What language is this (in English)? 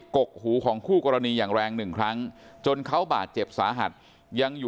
Thai